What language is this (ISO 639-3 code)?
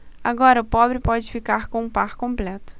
por